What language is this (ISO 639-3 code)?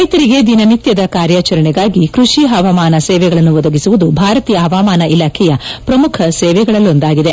kan